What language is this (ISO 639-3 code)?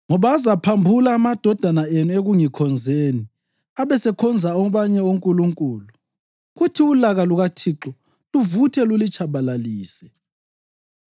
nde